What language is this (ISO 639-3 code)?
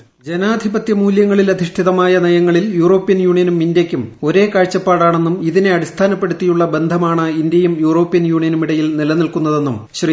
mal